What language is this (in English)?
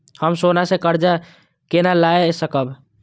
Maithili